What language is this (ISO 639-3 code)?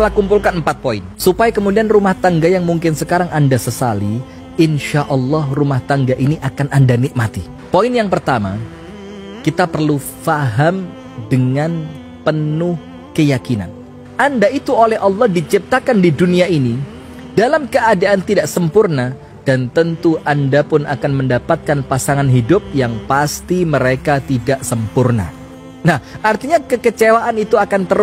ind